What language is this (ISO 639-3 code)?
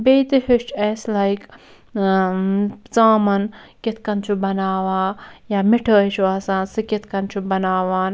kas